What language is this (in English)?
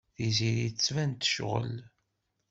Kabyle